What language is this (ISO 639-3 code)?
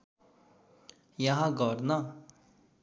nep